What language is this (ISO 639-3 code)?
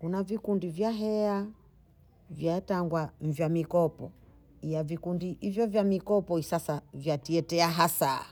bou